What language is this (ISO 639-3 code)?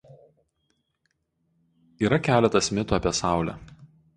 lit